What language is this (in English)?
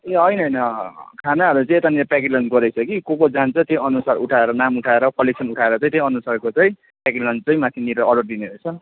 Nepali